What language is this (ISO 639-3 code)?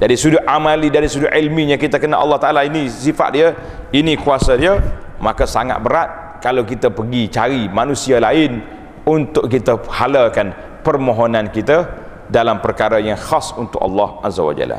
msa